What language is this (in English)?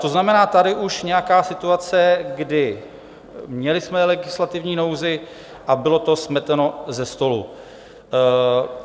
Czech